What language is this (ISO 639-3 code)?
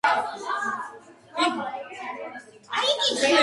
kat